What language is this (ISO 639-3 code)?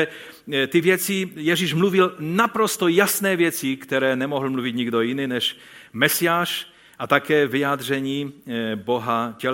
ces